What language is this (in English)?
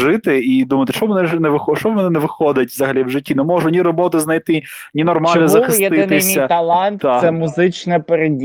Ukrainian